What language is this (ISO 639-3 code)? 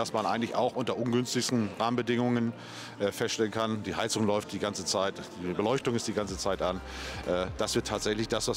deu